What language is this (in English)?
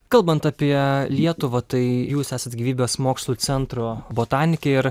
Lithuanian